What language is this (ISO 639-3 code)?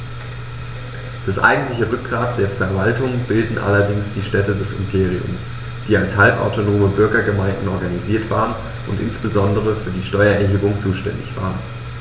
deu